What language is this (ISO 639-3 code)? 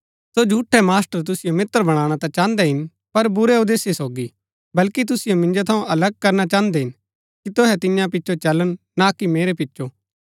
gbk